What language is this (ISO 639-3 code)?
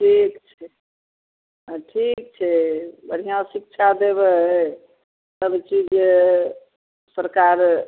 mai